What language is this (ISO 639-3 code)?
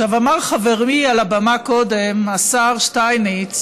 heb